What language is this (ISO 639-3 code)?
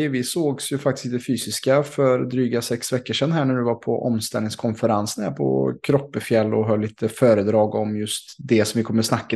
swe